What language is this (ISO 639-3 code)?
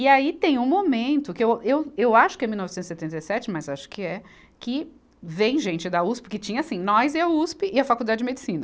por